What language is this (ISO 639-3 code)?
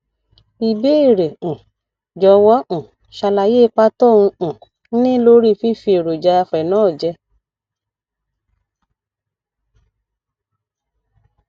yor